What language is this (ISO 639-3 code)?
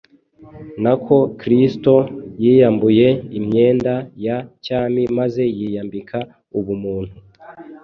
kin